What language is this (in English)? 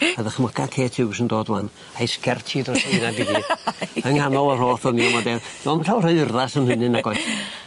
Welsh